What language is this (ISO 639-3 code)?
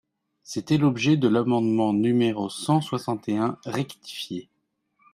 fra